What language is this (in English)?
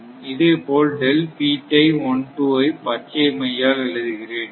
Tamil